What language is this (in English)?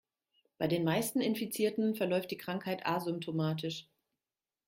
German